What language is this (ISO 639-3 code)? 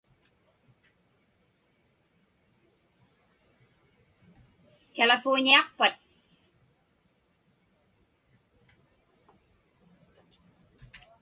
ipk